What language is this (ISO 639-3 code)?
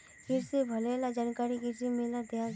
mag